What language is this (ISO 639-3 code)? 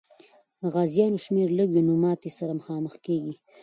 pus